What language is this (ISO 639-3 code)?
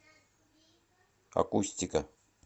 rus